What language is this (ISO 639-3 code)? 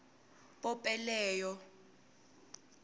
tso